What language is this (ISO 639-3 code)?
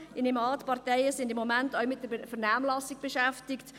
gsw